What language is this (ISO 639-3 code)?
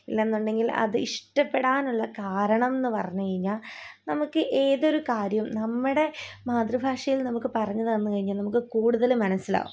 mal